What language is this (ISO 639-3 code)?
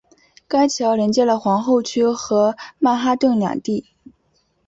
zho